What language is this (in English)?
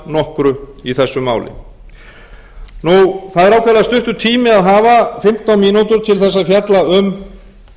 Icelandic